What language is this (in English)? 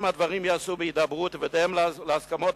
Hebrew